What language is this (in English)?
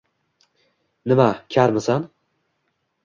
Uzbek